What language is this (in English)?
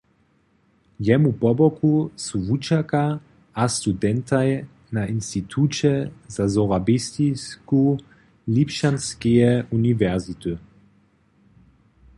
Upper Sorbian